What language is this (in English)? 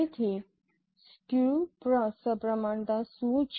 Gujarati